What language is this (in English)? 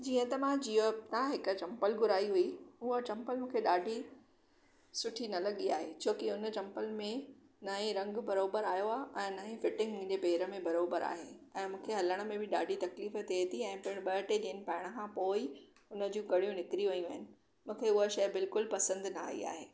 Sindhi